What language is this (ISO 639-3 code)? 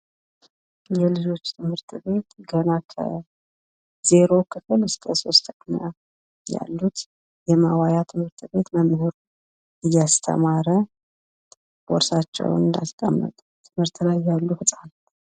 amh